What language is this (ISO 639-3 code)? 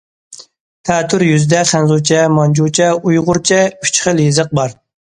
uig